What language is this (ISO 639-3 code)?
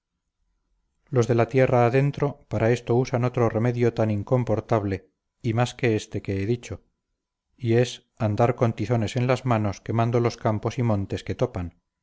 spa